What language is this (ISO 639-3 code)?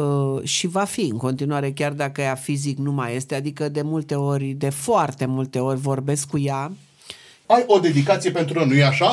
ron